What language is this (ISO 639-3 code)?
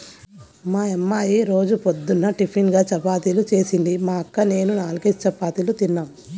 tel